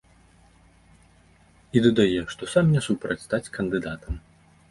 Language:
Belarusian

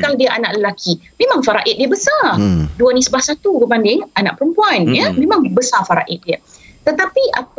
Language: Malay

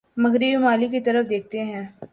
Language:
Urdu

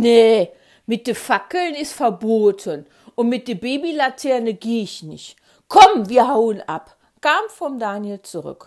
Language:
German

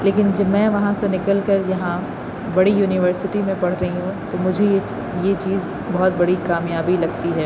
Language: Urdu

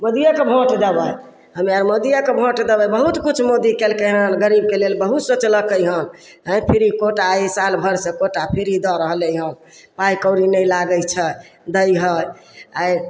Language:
Maithili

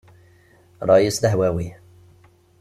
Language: Kabyle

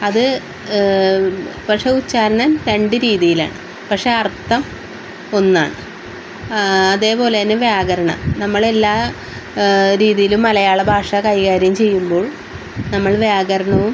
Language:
Malayalam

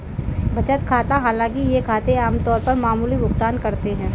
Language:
Hindi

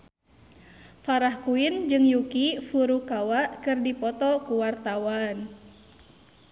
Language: Sundanese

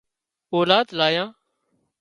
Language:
Wadiyara Koli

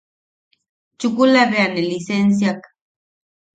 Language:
Yaqui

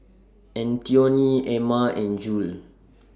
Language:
English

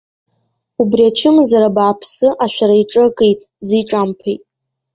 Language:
Abkhazian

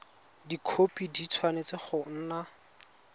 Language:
Tswana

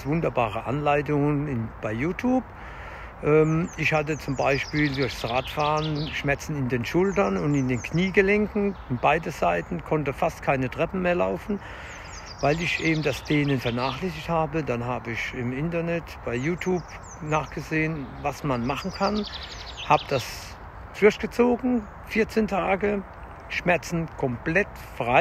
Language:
German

